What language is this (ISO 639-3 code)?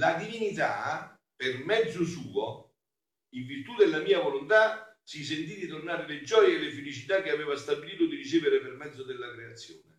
ita